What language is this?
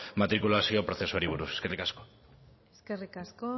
Basque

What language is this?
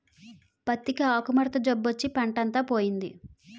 Telugu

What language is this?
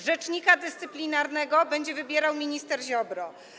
Polish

